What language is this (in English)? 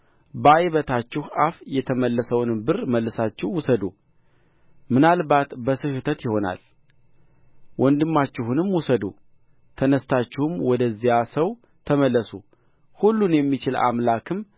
Amharic